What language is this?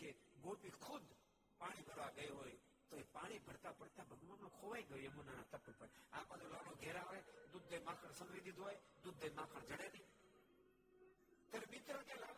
Gujarati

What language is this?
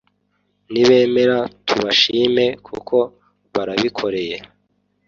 Kinyarwanda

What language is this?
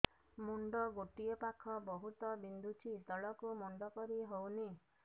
Odia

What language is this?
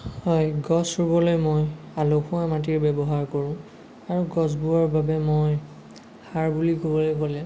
Assamese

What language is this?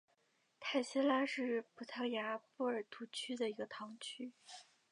Chinese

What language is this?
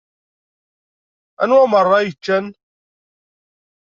Kabyle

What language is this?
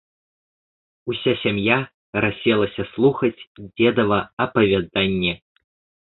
Belarusian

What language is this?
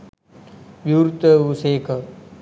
Sinhala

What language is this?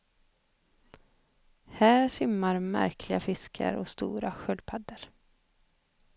Swedish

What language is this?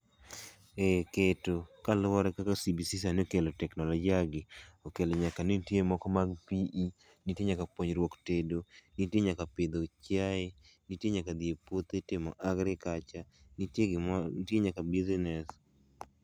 Luo (Kenya and Tanzania)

